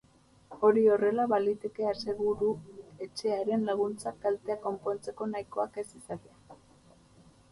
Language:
Basque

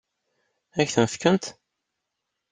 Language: Kabyle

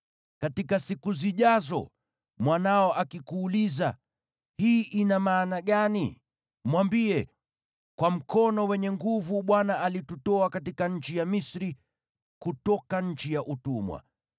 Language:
Swahili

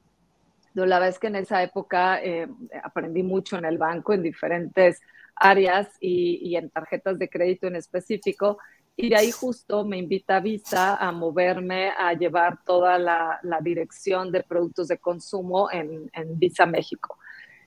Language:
Spanish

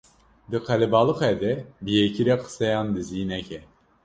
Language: Kurdish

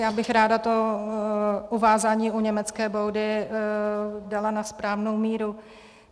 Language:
Czech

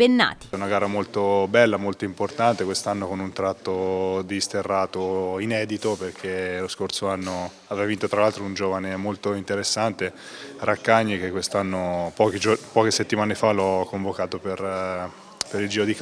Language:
Italian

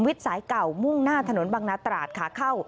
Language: Thai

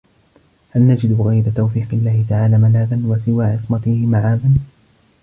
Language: Arabic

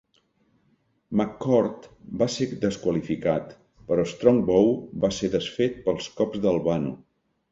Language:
Catalan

